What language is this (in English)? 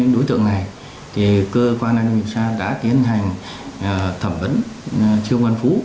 Vietnamese